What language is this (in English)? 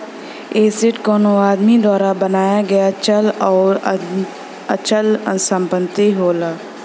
Bhojpuri